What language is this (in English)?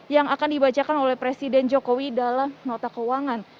Indonesian